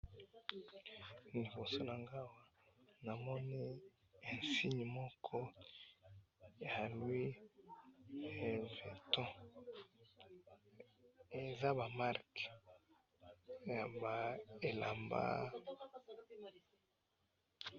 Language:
Lingala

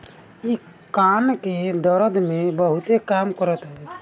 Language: Bhojpuri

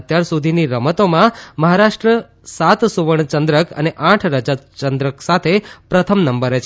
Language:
Gujarati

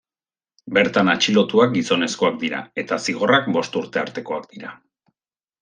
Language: Basque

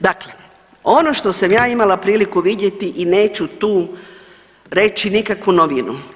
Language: Croatian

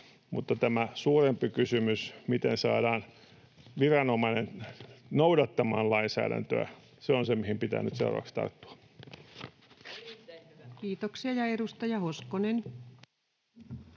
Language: Finnish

